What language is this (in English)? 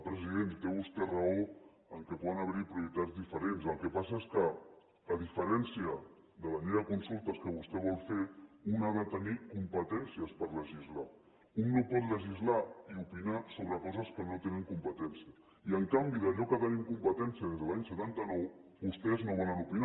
Catalan